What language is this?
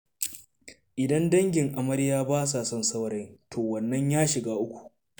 Hausa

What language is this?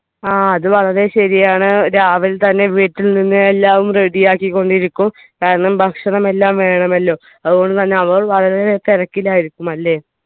Malayalam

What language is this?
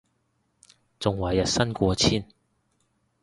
Cantonese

